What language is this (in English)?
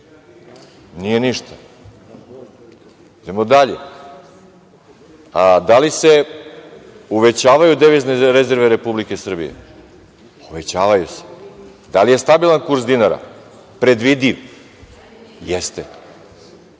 Serbian